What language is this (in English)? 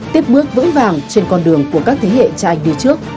Vietnamese